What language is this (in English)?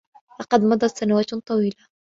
Arabic